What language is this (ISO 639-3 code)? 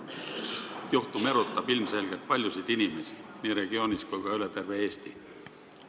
est